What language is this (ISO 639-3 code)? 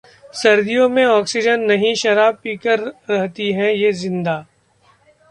hin